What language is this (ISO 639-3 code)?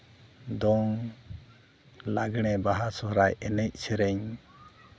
sat